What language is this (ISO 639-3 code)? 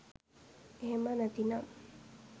sin